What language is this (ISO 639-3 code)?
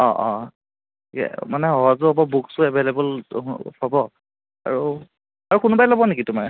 asm